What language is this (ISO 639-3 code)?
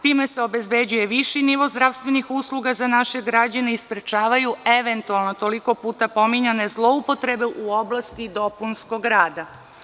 srp